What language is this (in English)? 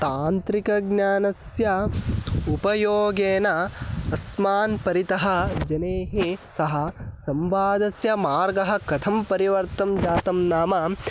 Sanskrit